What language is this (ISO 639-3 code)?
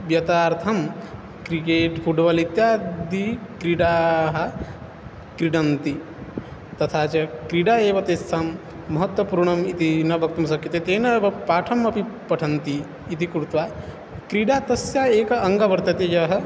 san